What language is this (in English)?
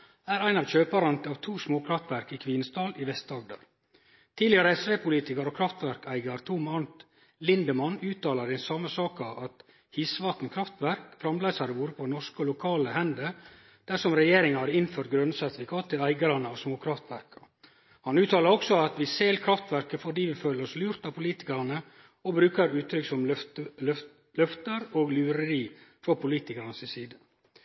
Norwegian Nynorsk